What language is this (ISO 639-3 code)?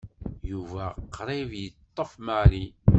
kab